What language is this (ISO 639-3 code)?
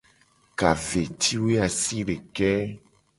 gej